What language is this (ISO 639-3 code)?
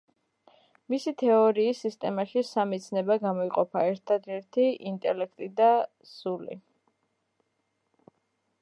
kat